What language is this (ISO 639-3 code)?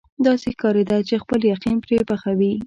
pus